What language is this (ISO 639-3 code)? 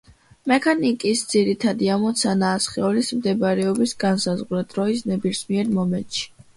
kat